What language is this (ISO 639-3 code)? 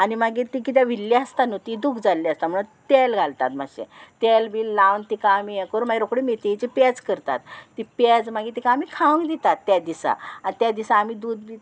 kok